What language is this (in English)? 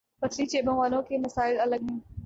Urdu